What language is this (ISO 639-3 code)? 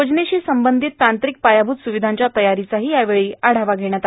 mar